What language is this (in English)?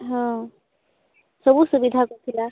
Odia